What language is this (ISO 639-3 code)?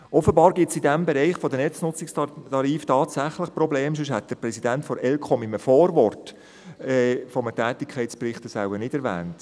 gsw